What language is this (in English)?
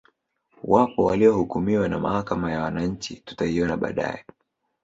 Swahili